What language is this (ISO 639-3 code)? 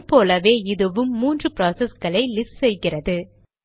tam